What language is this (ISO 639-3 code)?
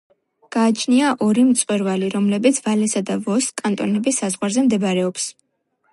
kat